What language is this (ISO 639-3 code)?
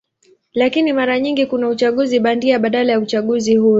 swa